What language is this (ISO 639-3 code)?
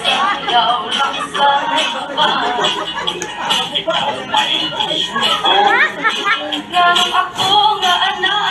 fil